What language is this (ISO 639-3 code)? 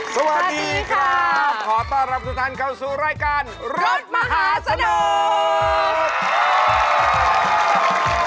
tha